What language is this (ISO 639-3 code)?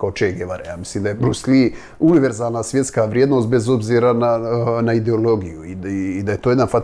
hrv